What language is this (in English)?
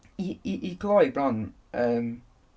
Welsh